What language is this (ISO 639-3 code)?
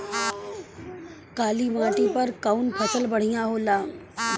bho